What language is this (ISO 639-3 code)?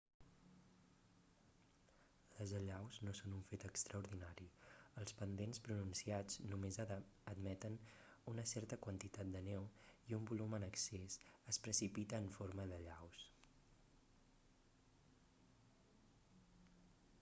cat